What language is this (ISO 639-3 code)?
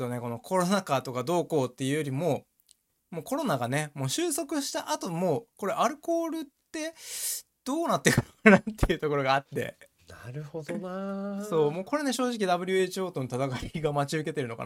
jpn